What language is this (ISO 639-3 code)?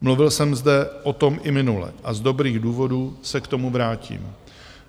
ces